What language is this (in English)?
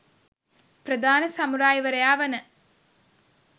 Sinhala